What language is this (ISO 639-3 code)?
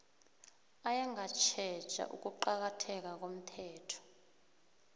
nbl